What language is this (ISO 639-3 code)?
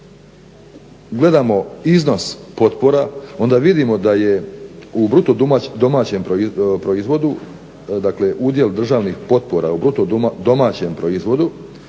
hrv